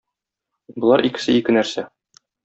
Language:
Tatar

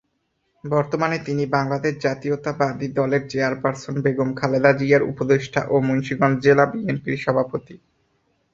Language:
Bangla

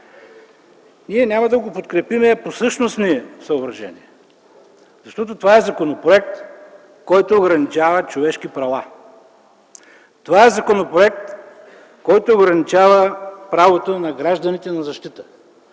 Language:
Bulgarian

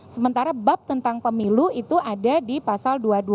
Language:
Indonesian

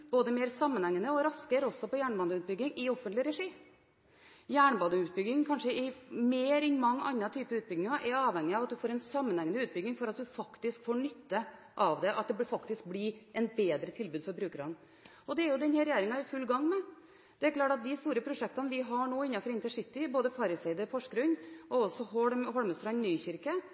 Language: Norwegian Bokmål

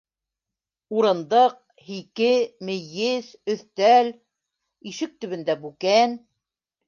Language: Bashkir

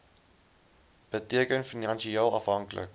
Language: Afrikaans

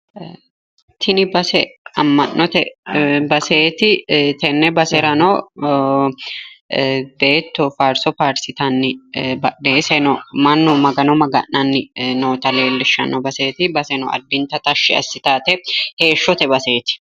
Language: Sidamo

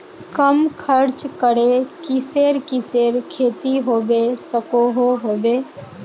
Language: Magahi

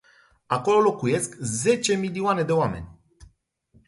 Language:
Romanian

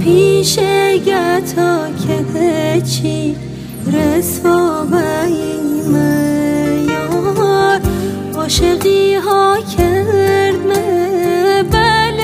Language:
Persian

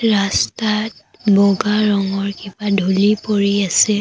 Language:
Assamese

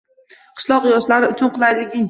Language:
Uzbek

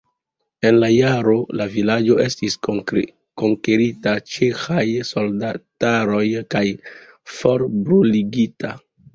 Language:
Esperanto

